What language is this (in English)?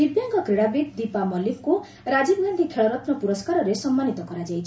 Odia